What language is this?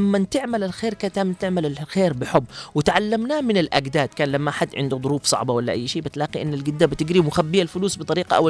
Arabic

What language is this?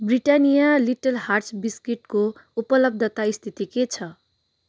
Nepali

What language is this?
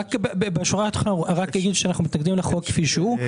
Hebrew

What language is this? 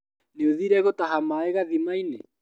Kikuyu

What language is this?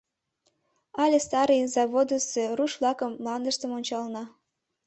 Mari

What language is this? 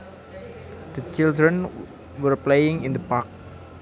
Javanese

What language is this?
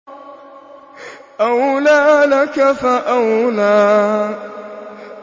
Arabic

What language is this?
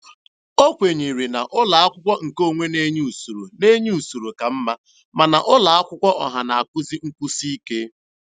Igbo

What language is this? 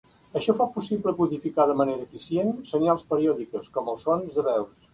Catalan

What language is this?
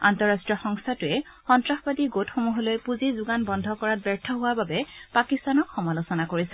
Assamese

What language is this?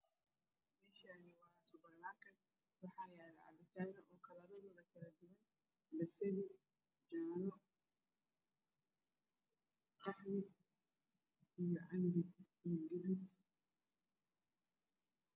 Somali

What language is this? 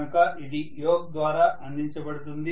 Telugu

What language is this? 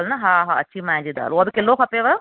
Sindhi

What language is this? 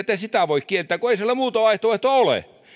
Finnish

